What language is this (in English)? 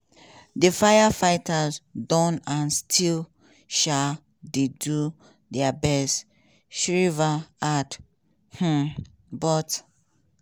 Nigerian Pidgin